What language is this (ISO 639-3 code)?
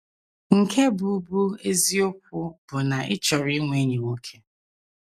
ibo